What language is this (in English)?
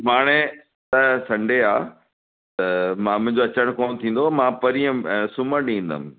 Sindhi